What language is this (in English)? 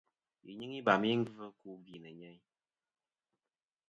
Kom